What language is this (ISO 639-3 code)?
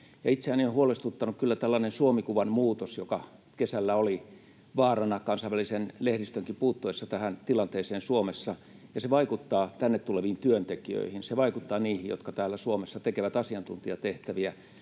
fin